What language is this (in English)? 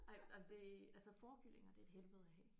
Danish